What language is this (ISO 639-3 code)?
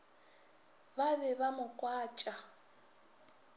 nso